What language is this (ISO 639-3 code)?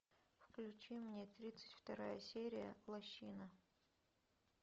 rus